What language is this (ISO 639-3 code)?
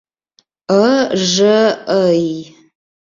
bak